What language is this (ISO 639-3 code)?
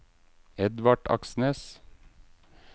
nor